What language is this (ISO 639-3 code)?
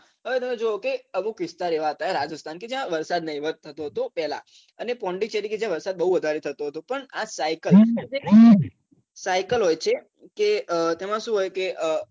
guj